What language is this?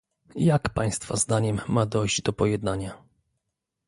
Polish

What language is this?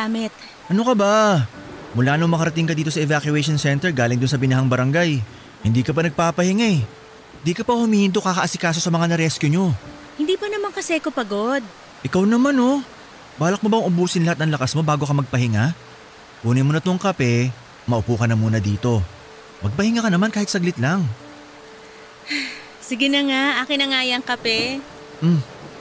Filipino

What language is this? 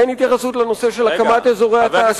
Hebrew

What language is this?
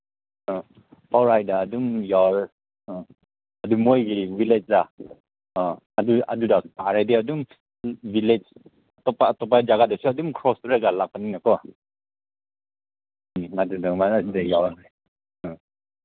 Manipuri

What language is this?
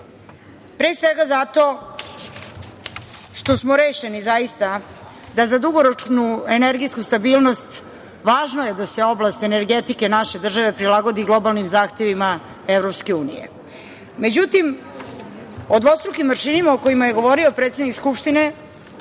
Serbian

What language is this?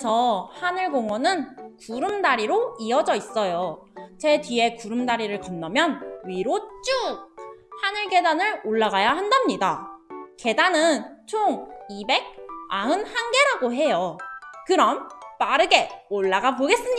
Korean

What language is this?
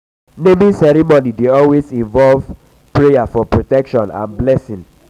Nigerian Pidgin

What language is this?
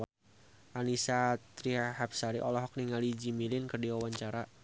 Sundanese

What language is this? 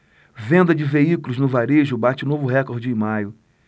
Portuguese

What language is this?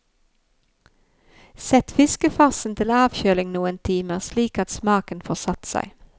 Norwegian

